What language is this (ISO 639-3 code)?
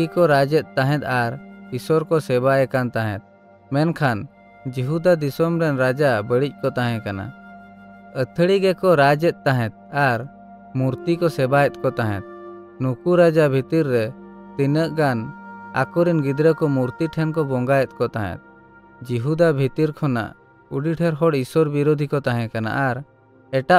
ben